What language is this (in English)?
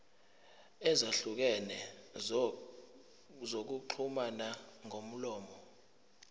Zulu